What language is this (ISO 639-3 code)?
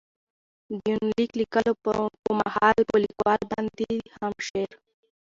pus